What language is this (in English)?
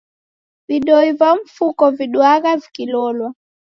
Taita